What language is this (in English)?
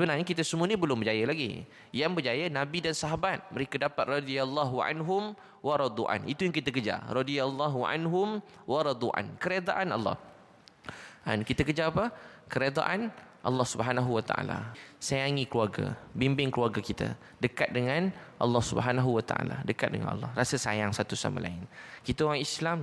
Malay